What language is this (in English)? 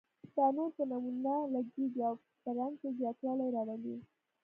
Pashto